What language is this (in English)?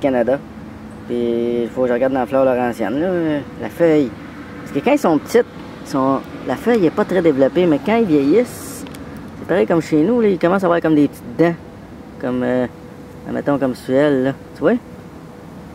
French